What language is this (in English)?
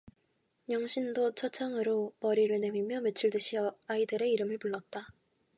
Korean